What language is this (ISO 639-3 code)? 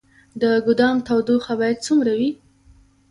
pus